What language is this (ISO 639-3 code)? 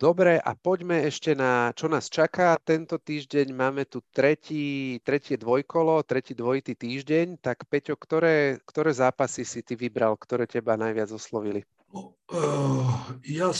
slk